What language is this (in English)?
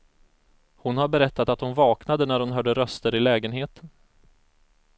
Swedish